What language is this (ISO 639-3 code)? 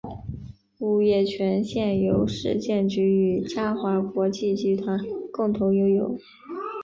zho